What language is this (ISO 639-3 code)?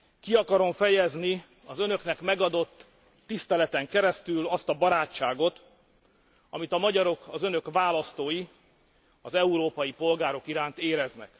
hun